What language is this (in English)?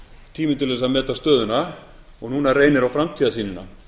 Icelandic